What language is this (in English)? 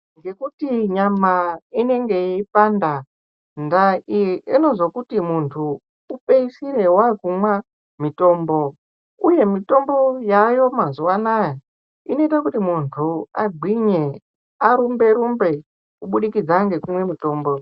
Ndau